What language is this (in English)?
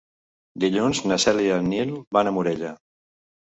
Catalan